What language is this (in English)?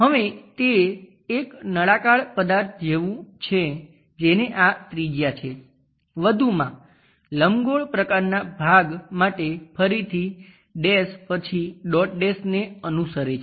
Gujarati